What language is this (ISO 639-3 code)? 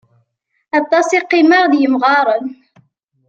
kab